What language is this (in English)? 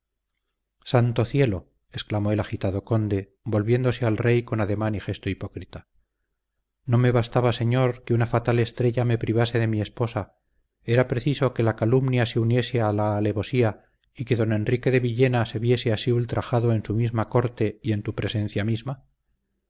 Spanish